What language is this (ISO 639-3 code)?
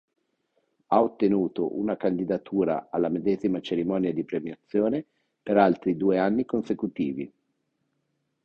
ita